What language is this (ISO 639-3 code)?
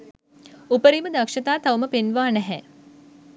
sin